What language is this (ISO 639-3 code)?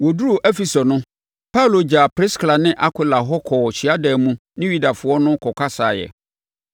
aka